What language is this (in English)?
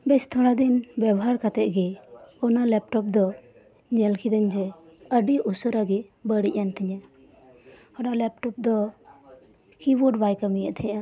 Santali